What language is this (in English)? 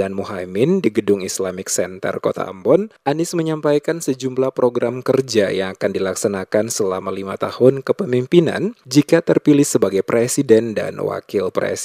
Indonesian